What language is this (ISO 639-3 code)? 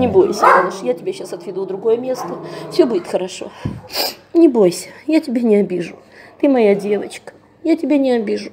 rus